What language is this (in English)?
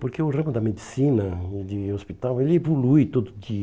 Portuguese